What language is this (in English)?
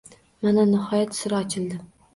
Uzbek